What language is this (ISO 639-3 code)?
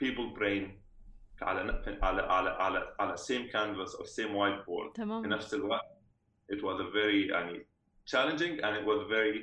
ara